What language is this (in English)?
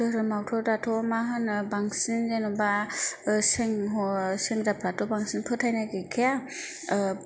Bodo